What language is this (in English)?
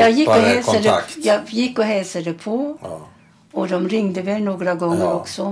Swedish